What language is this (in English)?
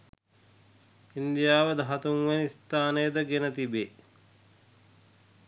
Sinhala